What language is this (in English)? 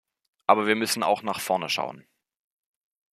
German